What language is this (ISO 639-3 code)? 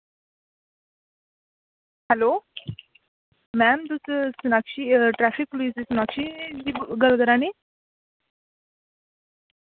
doi